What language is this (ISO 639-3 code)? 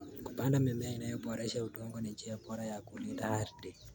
kln